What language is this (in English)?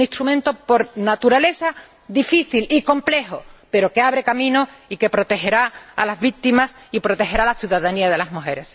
Spanish